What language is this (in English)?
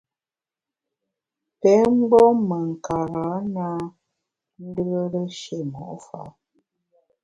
Bamun